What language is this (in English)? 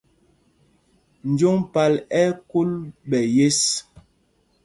Mpumpong